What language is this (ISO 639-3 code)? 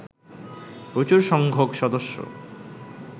ben